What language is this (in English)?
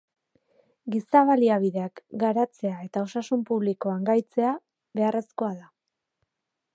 Basque